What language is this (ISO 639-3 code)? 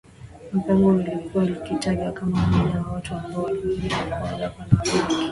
swa